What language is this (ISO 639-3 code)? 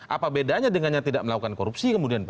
ind